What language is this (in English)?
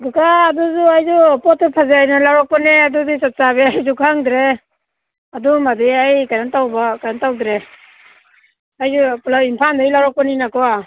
Manipuri